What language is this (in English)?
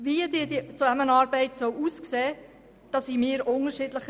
Swiss German